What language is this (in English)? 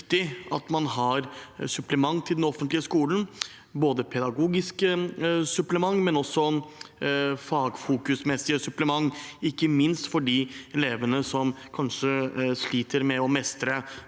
Norwegian